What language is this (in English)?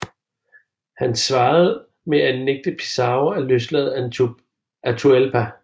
Danish